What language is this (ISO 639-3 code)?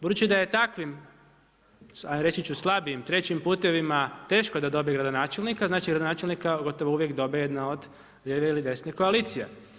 hrv